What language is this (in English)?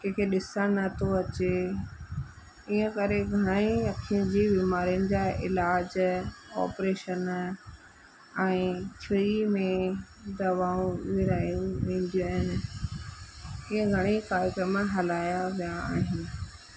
Sindhi